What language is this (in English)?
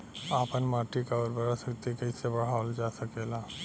Bhojpuri